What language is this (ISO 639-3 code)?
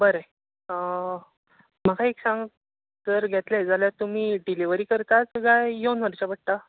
kok